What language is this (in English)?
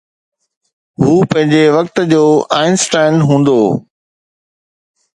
Sindhi